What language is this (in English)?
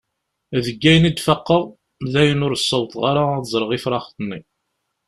Kabyle